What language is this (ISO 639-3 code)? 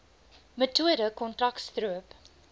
afr